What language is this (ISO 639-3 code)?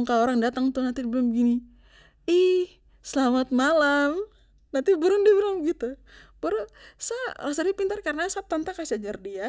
pmy